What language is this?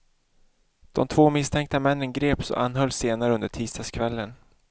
Swedish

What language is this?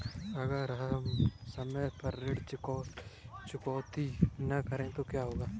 Hindi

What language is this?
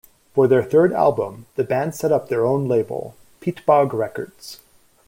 English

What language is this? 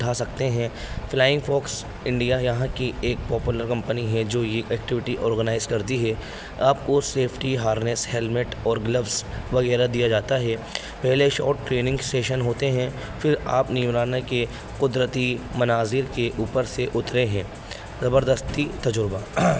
Urdu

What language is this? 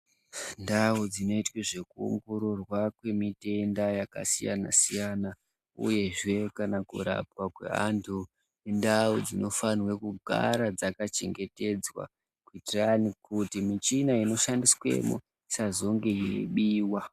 Ndau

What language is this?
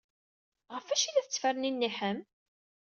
Kabyle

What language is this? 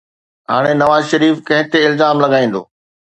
Sindhi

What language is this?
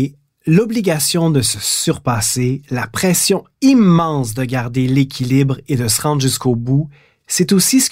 French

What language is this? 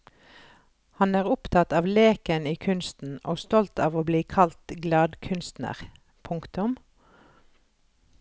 Norwegian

